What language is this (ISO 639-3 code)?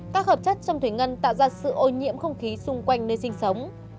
vie